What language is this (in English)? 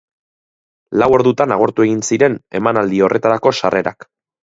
Basque